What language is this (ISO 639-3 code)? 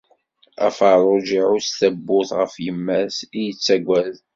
kab